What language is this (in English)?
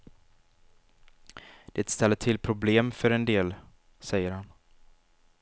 Swedish